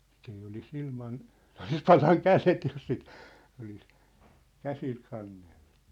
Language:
Finnish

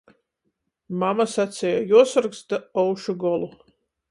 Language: Latgalian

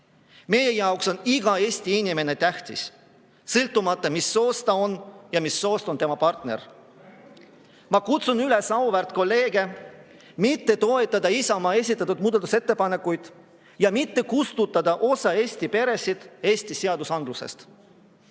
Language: Estonian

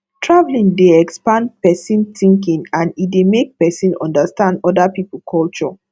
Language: Nigerian Pidgin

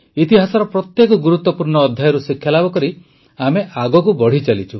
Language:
Odia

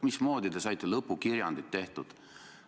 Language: Estonian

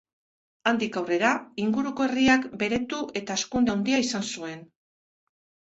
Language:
Basque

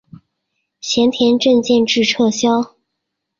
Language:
Chinese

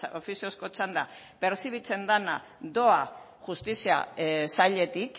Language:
Basque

